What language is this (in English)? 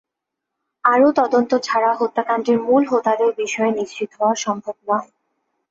Bangla